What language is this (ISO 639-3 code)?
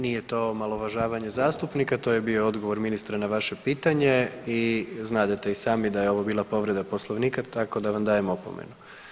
hrv